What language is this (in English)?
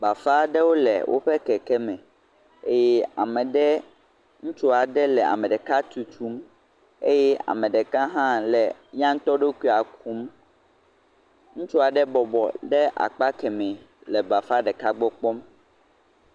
Ewe